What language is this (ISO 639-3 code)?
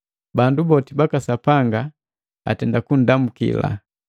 mgv